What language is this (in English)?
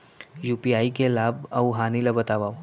Chhattisgarhi